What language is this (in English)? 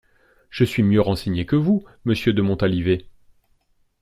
French